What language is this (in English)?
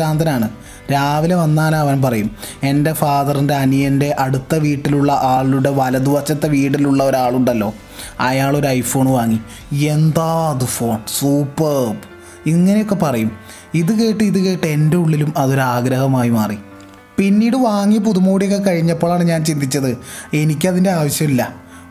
Malayalam